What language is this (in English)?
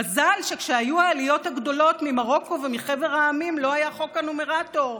Hebrew